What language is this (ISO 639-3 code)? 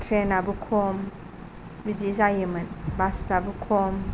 brx